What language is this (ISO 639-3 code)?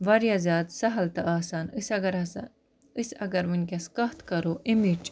kas